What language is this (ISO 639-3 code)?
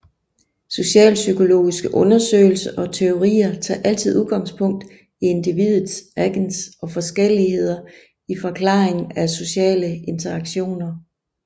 dan